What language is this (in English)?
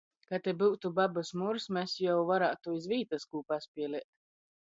Latgalian